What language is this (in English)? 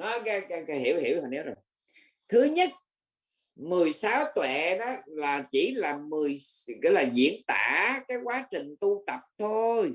Vietnamese